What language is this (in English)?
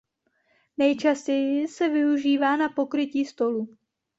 Czech